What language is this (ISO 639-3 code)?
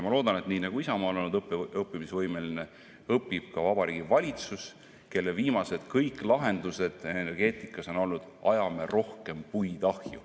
est